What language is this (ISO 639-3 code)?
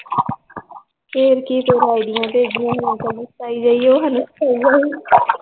pan